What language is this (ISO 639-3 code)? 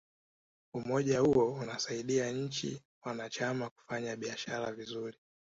swa